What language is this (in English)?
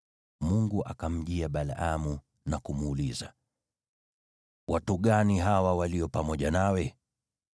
Swahili